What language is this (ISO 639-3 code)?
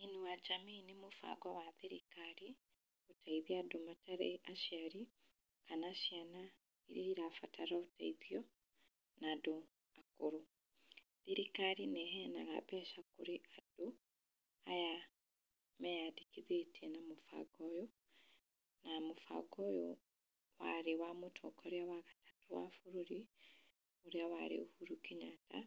kik